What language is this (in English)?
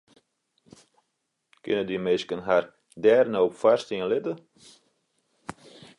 Western Frisian